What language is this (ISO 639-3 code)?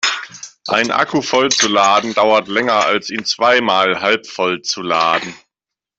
deu